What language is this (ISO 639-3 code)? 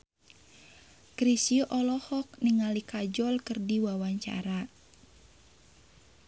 sun